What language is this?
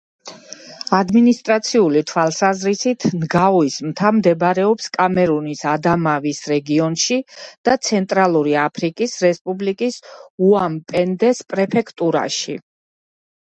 Georgian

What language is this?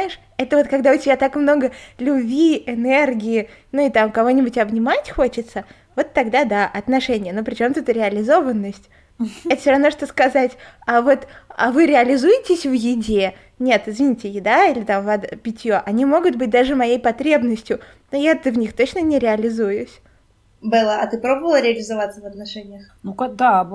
Russian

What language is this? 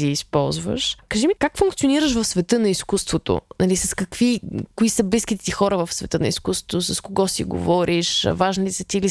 Bulgarian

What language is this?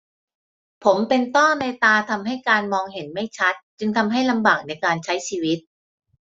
Thai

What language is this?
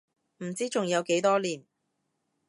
Cantonese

